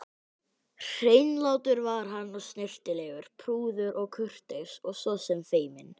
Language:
Icelandic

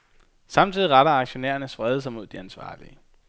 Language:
Danish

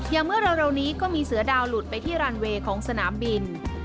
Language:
Thai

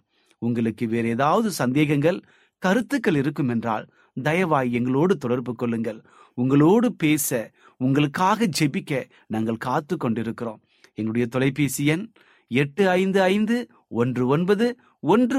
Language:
Tamil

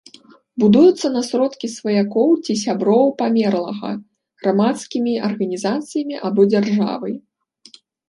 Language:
Belarusian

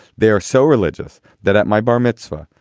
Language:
English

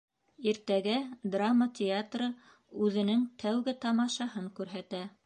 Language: Bashkir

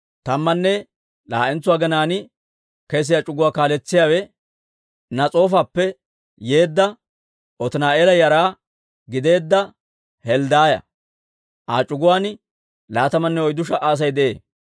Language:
Dawro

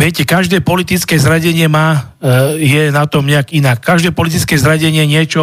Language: Slovak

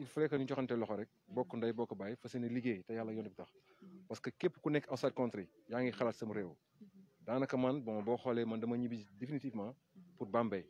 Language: French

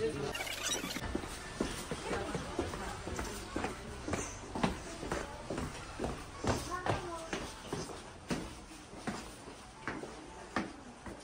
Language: Turkish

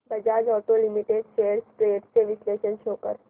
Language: Marathi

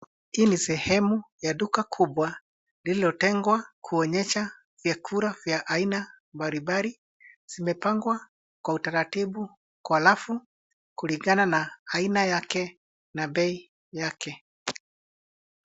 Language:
Swahili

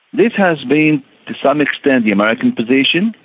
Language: English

